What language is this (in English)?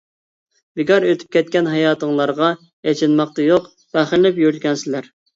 Uyghur